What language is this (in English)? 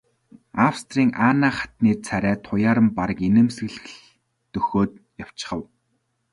Mongolian